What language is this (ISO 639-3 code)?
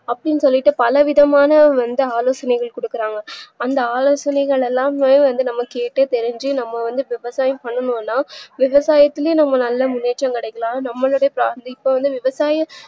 tam